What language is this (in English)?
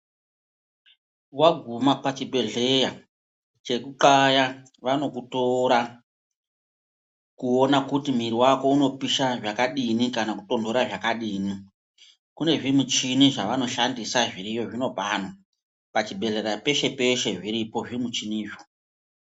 Ndau